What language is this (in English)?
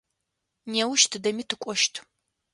Adyghe